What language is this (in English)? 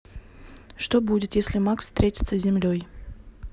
Russian